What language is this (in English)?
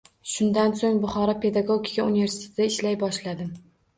Uzbek